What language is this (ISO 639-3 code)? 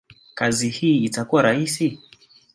swa